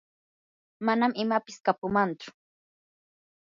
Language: Yanahuanca Pasco Quechua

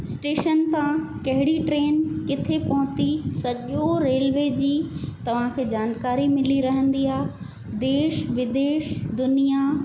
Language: Sindhi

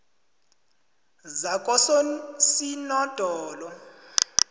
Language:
South Ndebele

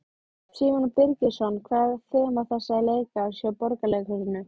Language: Icelandic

